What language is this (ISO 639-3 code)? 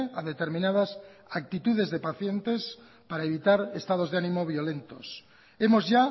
spa